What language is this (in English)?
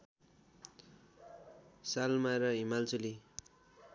Nepali